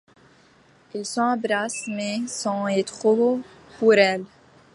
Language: French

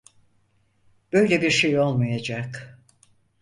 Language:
Turkish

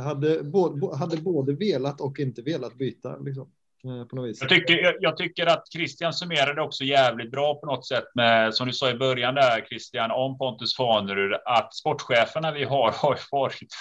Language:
Swedish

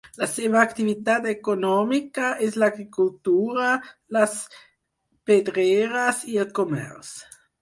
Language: Catalan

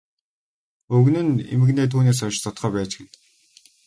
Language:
Mongolian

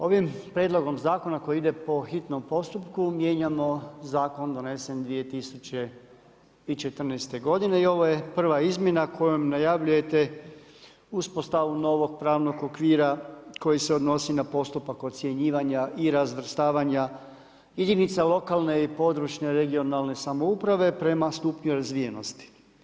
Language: Croatian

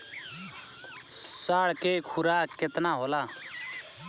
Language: Bhojpuri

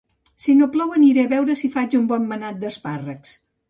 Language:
Catalan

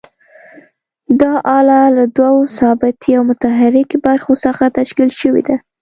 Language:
Pashto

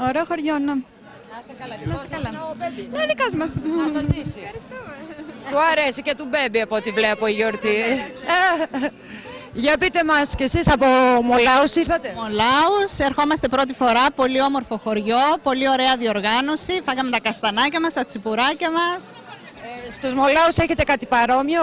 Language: Greek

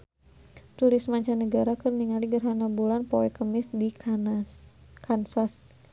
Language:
Sundanese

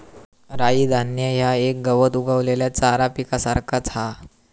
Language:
Marathi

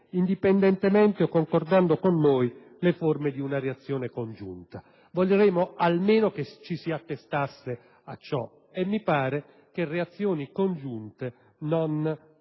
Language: Italian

